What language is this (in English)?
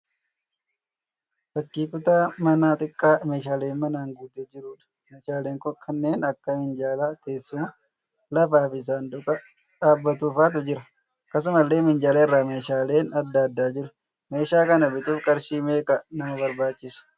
Oromo